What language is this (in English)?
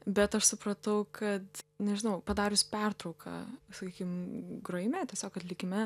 Lithuanian